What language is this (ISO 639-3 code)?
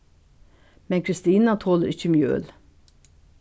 fao